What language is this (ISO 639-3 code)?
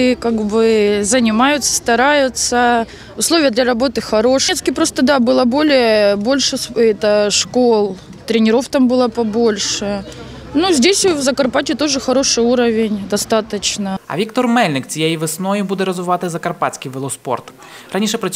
ukr